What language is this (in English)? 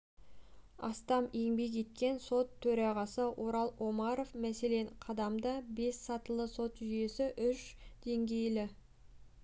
Kazakh